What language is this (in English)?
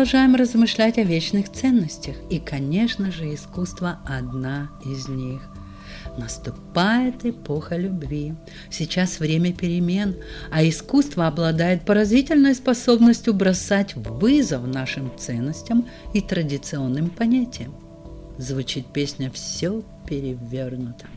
Russian